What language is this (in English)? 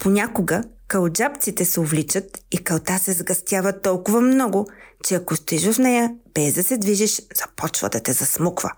Bulgarian